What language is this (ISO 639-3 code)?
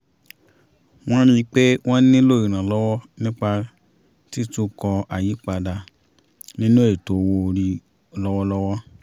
yor